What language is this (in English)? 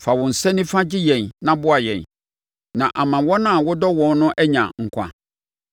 Akan